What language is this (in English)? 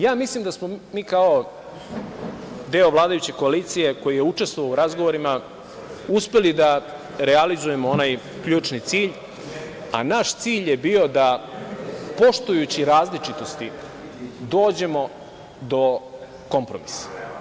Serbian